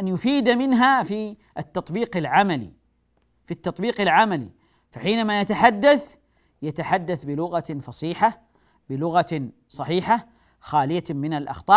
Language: Arabic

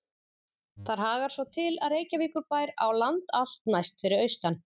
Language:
Icelandic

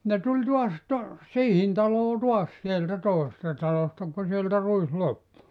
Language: Finnish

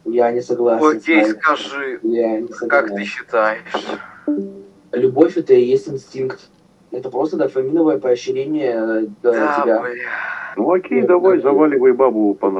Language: Russian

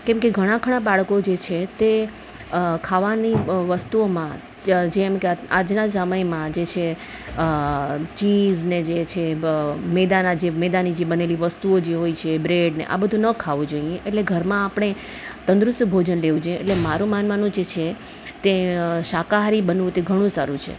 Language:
Gujarati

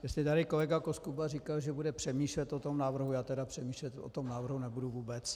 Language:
Czech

